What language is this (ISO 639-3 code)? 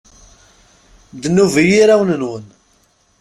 kab